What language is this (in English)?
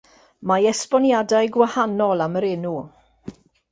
Welsh